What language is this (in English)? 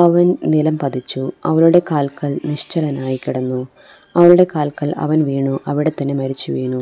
Malayalam